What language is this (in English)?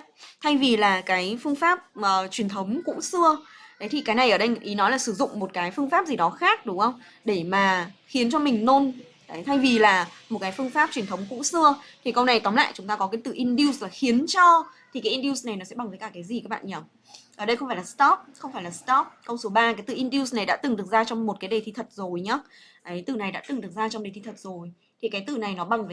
Vietnamese